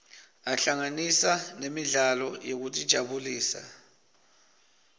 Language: Swati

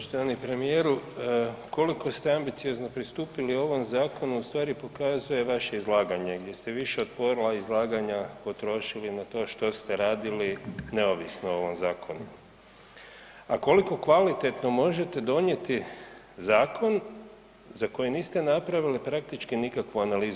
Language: Croatian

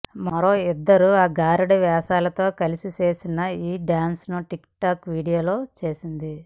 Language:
Telugu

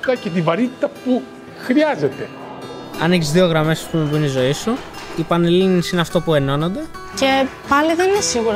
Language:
Greek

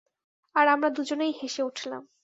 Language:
Bangla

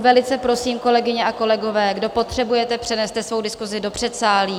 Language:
Czech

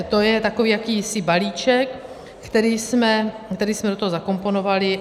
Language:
Czech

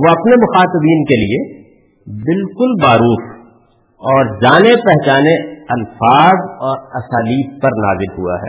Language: Urdu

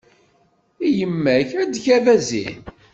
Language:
Kabyle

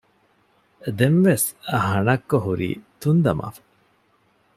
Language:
Divehi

